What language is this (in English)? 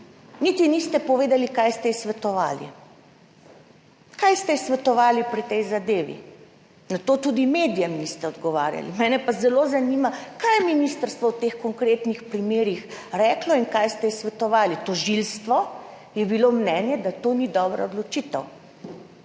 Slovenian